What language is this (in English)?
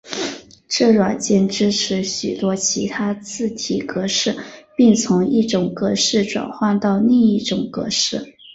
Chinese